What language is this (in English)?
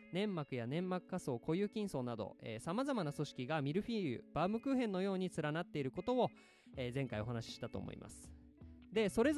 Japanese